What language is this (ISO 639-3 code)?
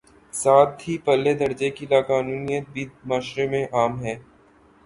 urd